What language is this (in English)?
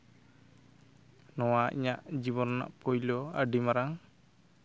Santali